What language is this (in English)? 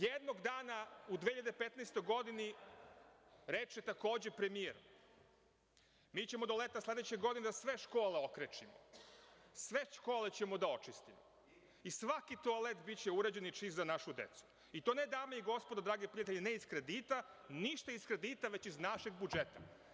Serbian